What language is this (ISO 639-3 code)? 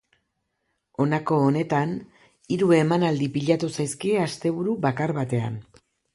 eus